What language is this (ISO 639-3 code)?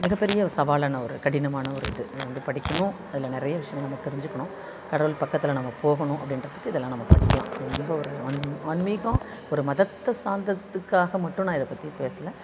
tam